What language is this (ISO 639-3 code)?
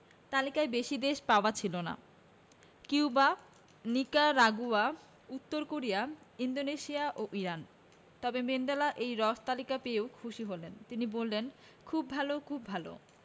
ben